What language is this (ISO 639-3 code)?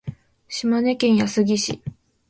jpn